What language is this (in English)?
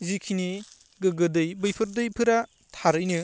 Bodo